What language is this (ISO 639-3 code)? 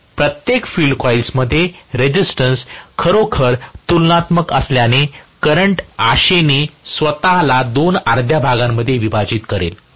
mar